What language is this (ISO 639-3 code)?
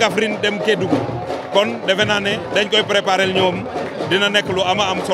fra